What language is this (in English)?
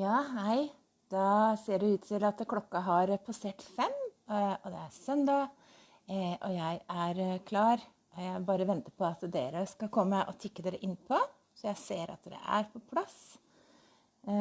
Norwegian